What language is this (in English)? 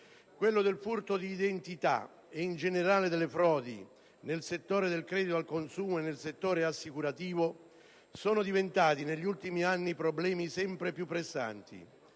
Italian